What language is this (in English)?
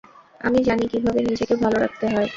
Bangla